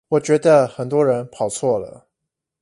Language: Chinese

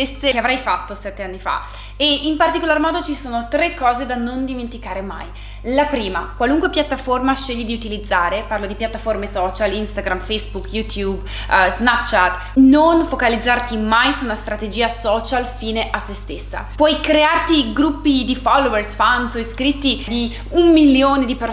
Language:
Italian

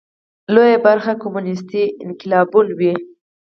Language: Pashto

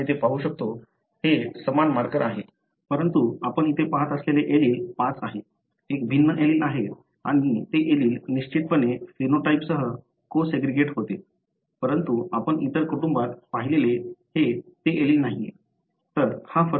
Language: Marathi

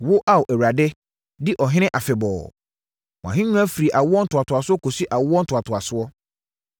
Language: Akan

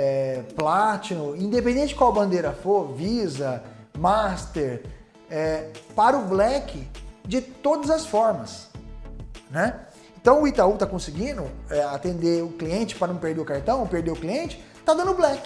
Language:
Portuguese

